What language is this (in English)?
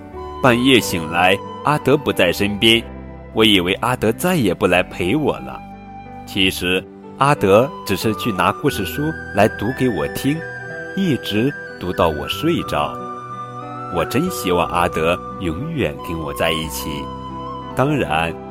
Chinese